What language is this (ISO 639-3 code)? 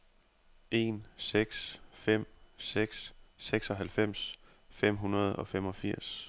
dan